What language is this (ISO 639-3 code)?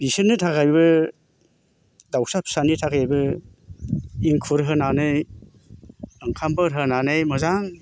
brx